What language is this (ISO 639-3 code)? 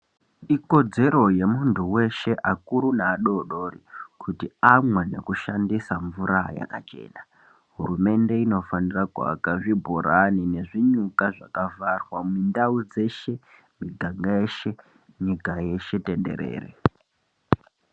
ndc